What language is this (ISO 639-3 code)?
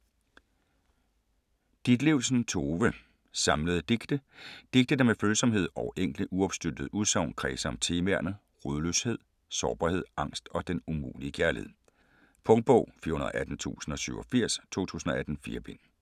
dan